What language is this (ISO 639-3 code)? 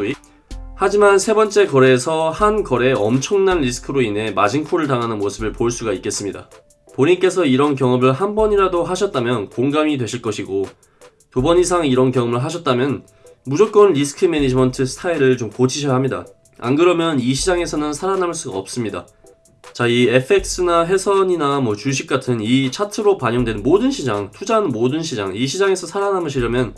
kor